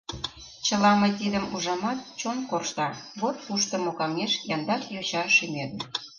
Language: Mari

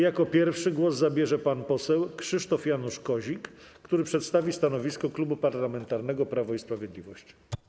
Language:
Polish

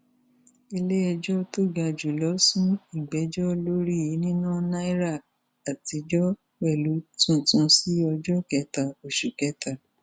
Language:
Yoruba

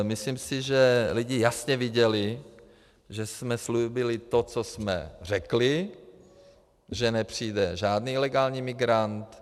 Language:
Czech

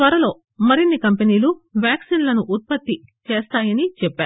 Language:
Telugu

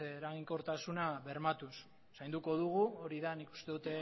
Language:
Basque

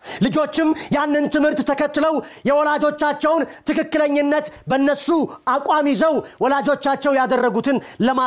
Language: Amharic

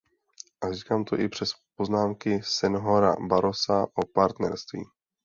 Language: Czech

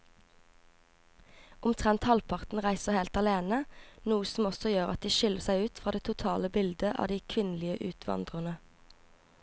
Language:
Norwegian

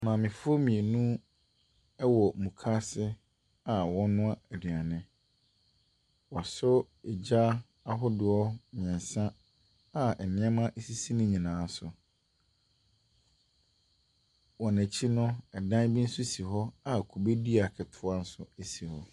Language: Akan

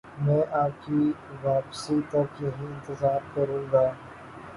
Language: Urdu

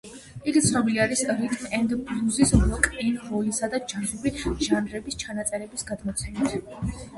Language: Georgian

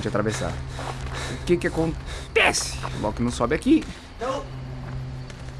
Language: Portuguese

